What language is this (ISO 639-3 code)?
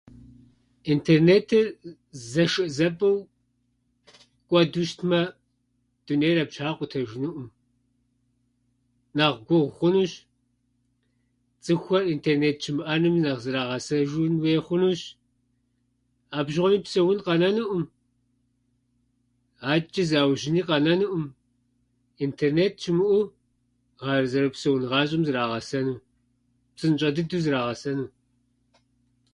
kbd